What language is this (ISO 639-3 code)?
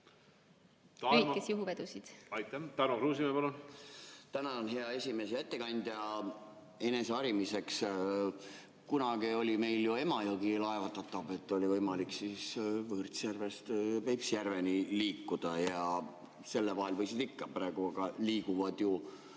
est